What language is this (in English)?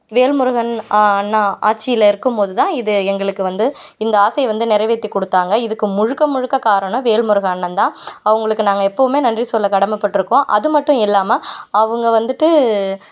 Tamil